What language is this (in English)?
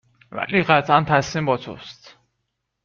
Persian